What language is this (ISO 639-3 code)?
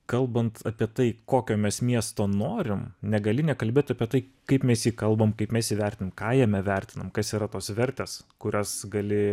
lit